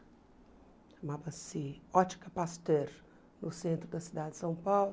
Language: Portuguese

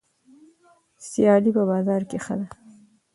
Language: Pashto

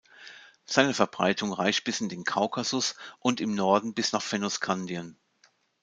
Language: German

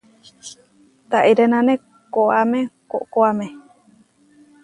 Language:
Huarijio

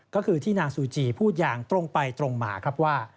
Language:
Thai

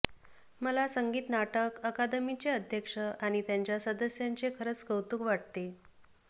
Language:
Marathi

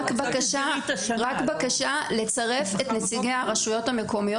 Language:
Hebrew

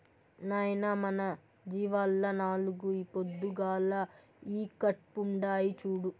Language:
Telugu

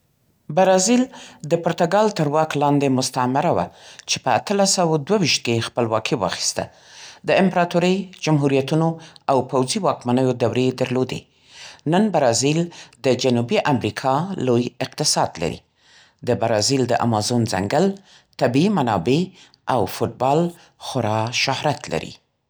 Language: Central Pashto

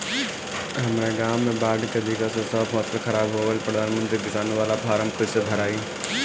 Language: Bhojpuri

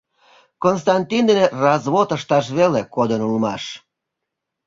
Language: Mari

